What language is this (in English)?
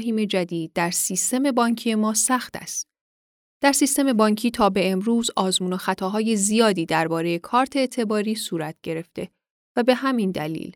Persian